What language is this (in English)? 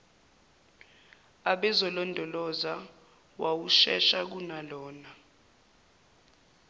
Zulu